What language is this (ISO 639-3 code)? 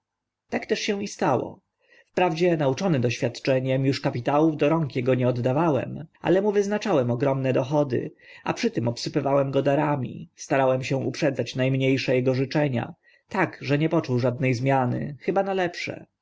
pol